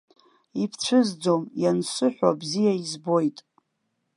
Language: Abkhazian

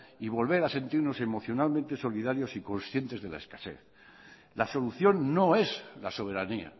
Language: Spanish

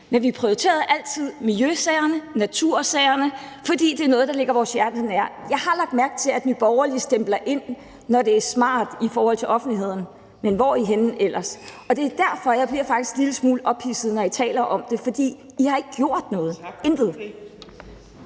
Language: Danish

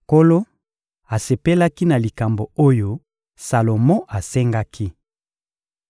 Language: Lingala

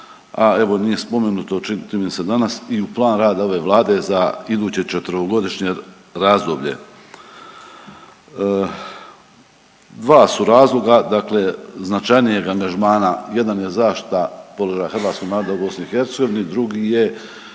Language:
Croatian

